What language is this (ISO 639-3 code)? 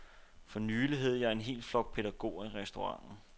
dan